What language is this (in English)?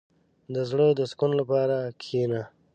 Pashto